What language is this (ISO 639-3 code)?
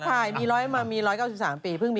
tha